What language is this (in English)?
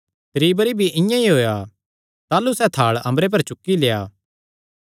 Kangri